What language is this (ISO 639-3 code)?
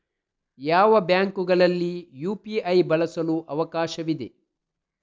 kan